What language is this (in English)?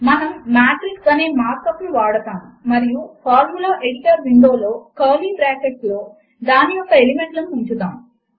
Telugu